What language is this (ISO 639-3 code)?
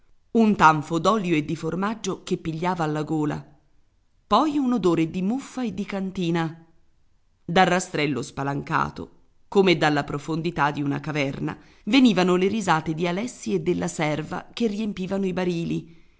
ita